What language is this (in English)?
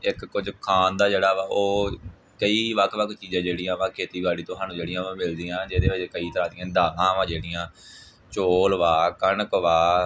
Punjabi